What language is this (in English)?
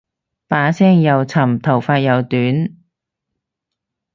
Cantonese